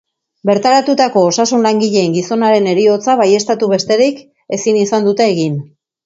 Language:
Basque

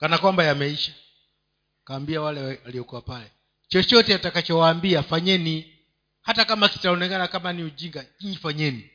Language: Swahili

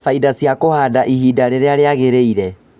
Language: Kikuyu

